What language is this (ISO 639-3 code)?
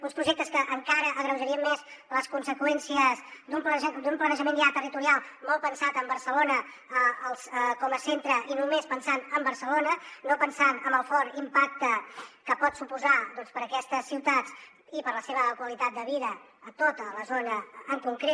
cat